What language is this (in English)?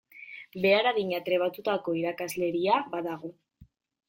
Basque